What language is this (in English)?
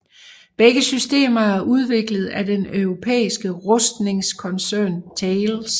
Danish